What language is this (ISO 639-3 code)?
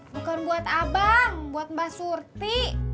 ind